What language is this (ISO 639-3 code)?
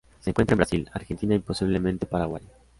spa